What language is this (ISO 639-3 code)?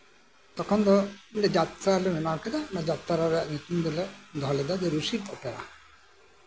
sat